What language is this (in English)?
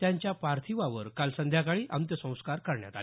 Marathi